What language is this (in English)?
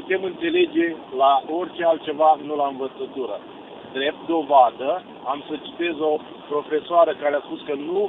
Romanian